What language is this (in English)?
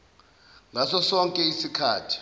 Zulu